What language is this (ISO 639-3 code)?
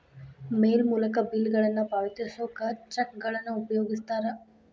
kan